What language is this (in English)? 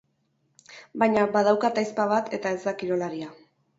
Basque